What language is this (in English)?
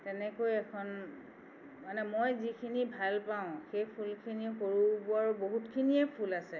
Assamese